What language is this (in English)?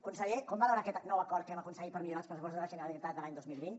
Catalan